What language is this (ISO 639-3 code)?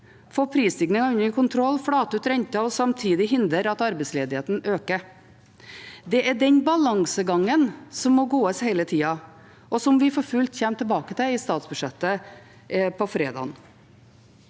nor